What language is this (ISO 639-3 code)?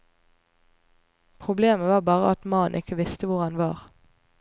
nor